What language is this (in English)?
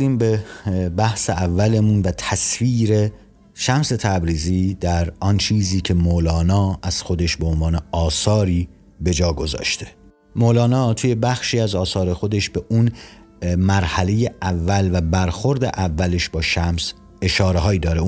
Persian